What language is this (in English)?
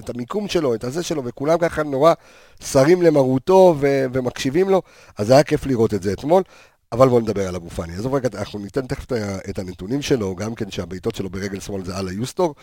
Hebrew